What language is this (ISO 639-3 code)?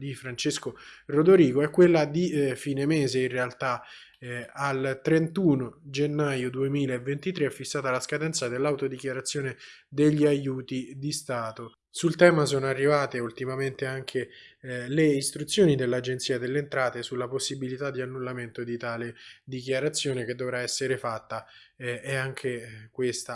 ita